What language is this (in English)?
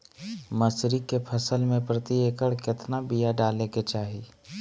Magahi